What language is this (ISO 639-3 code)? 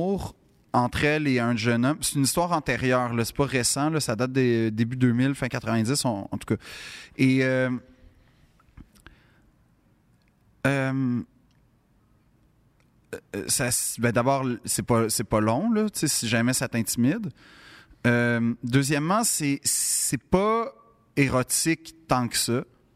fra